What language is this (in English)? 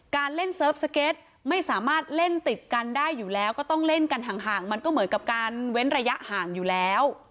Thai